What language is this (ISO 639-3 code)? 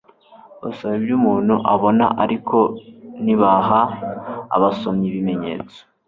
kin